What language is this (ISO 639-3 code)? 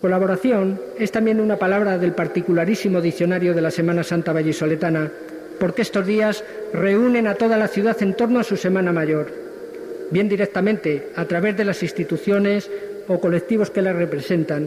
spa